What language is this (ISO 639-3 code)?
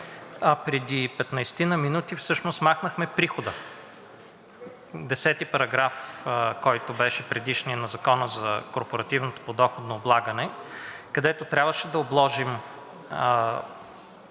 bul